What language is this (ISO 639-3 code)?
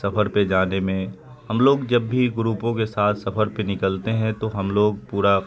urd